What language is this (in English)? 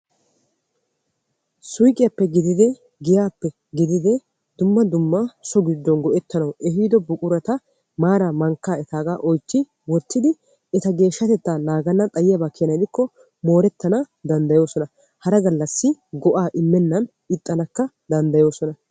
Wolaytta